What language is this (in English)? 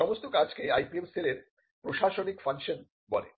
Bangla